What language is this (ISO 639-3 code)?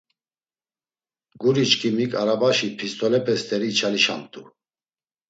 lzz